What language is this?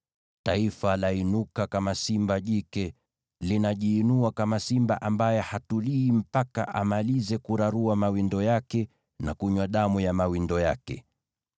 Swahili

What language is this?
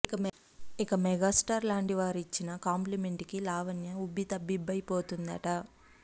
Telugu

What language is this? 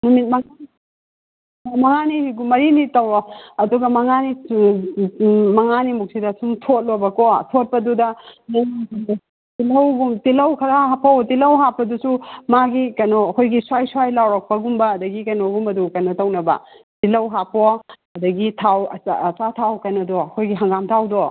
Manipuri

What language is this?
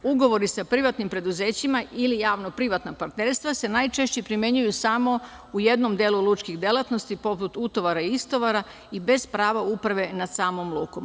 Serbian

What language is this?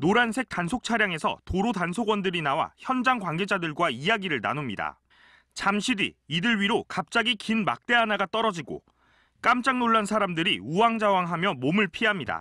Korean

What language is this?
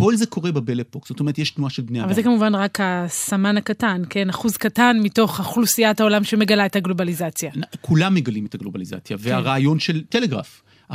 Hebrew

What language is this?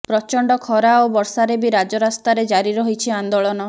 Odia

